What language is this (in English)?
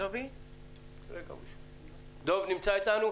Hebrew